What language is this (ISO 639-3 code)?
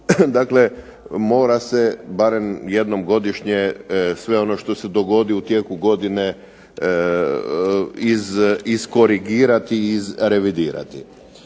hrv